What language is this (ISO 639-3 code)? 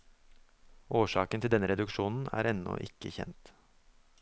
nor